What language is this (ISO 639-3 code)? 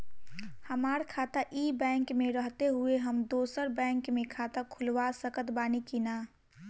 bho